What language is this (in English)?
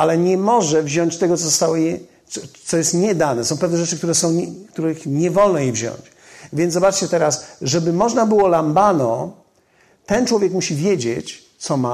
Polish